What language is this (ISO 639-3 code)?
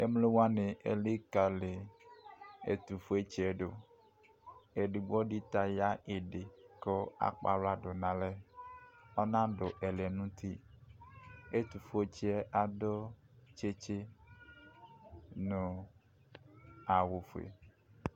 kpo